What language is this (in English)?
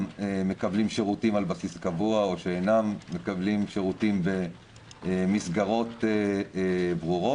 Hebrew